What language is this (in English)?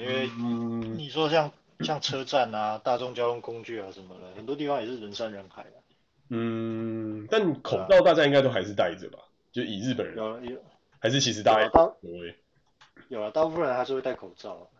Chinese